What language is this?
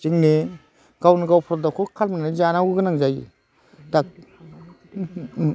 Bodo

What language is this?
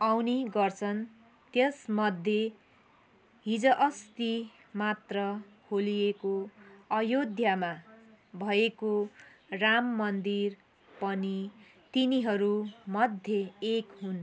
Nepali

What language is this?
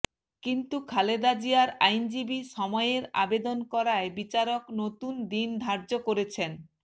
Bangla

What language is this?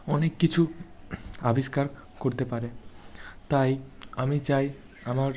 Bangla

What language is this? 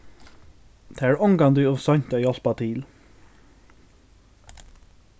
Faroese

